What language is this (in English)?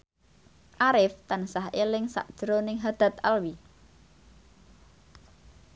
Javanese